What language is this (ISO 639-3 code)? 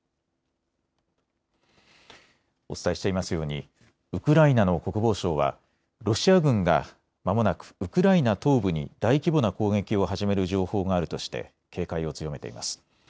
jpn